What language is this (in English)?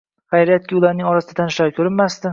Uzbek